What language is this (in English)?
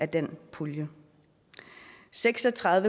Danish